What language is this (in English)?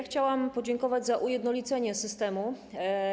Polish